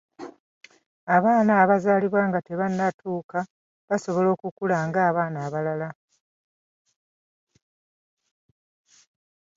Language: Ganda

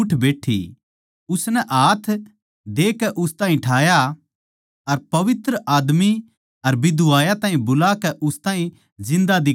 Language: Haryanvi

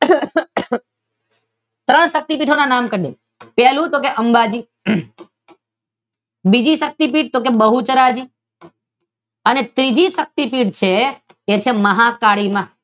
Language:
Gujarati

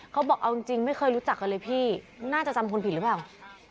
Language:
Thai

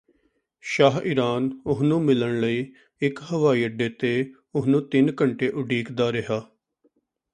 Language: Punjabi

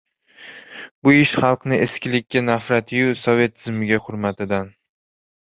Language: Uzbek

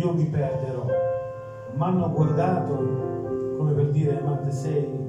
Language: Italian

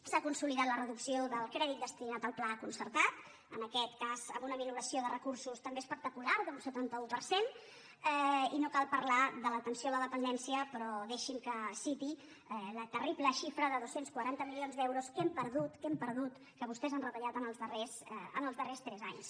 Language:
Catalan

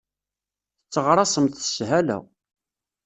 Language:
Kabyle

